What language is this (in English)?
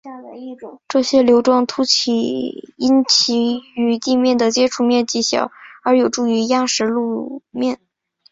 Chinese